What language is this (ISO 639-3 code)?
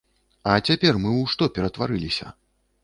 bel